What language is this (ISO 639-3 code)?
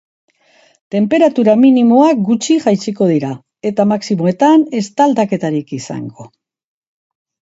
eus